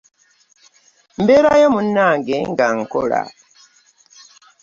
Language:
Ganda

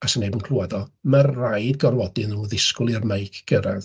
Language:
Welsh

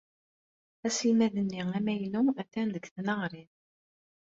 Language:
Kabyle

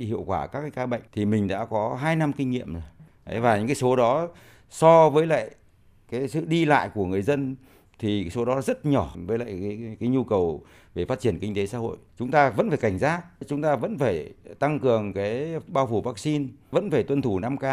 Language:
Vietnamese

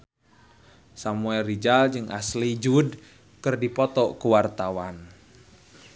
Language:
Sundanese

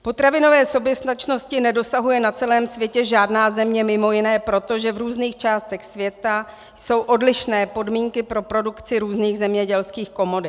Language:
Czech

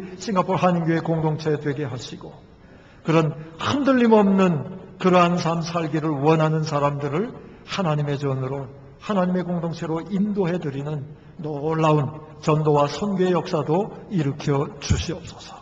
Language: Korean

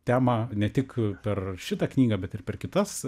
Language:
Lithuanian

